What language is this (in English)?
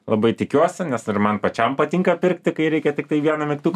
Lithuanian